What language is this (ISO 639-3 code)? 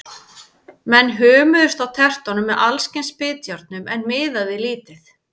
isl